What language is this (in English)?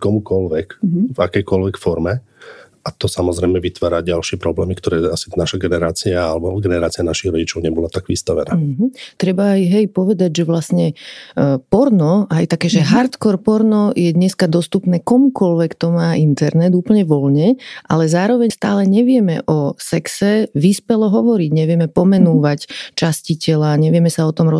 Slovak